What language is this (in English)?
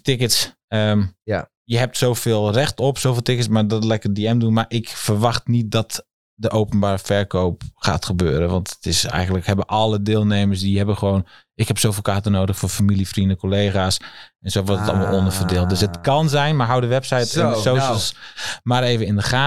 Dutch